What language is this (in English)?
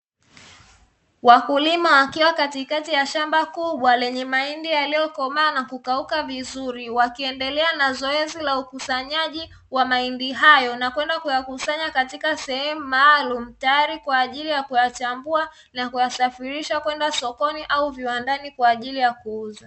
Swahili